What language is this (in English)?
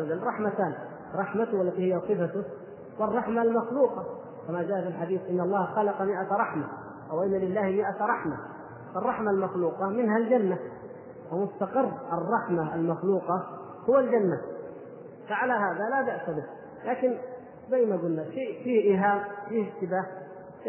Arabic